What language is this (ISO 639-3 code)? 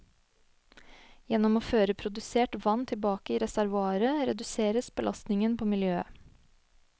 nor